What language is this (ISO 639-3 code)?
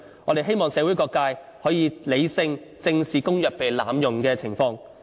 yue